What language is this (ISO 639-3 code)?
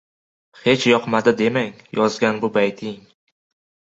uzb